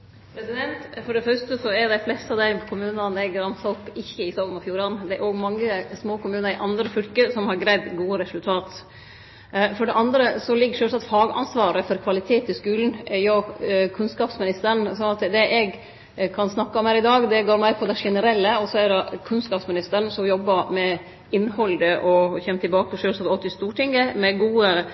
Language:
Norwegian Nynorsk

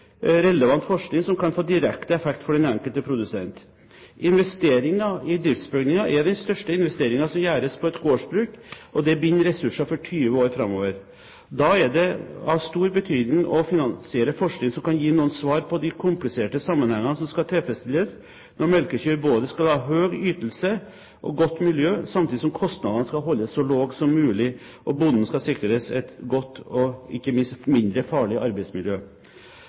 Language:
Norwegian Bokmål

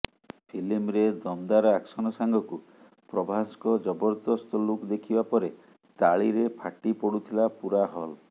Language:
Odia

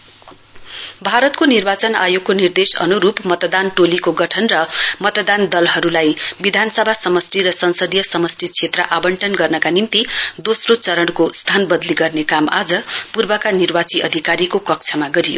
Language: Nepali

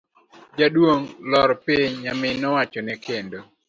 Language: Luo (Kenya and Tanzania)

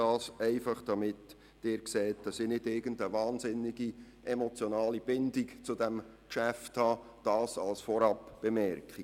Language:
Swiss German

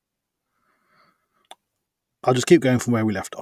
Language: English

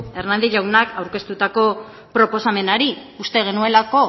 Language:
Basque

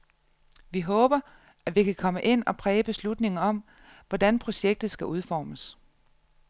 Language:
Danish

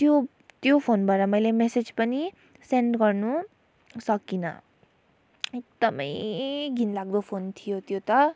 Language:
Nepali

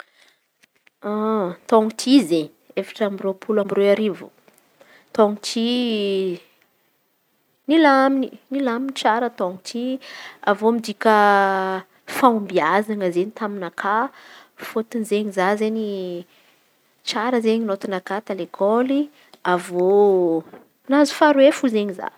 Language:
Antankarana Malagasy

